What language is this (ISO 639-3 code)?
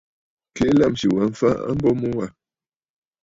bfd